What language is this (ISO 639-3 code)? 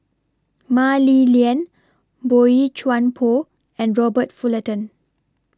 eng